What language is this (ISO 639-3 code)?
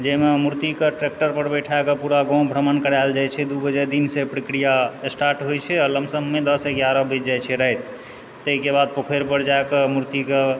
mai